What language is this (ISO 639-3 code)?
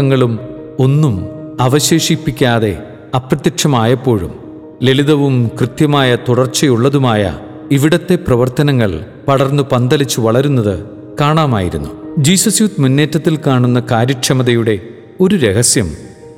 mal